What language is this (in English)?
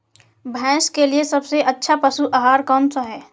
Hindi